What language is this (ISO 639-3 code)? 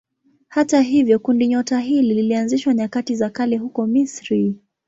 swa